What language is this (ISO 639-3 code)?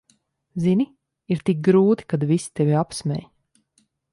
lav